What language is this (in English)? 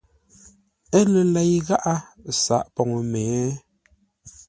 Ngombale